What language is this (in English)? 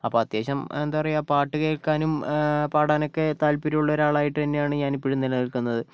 Malayalam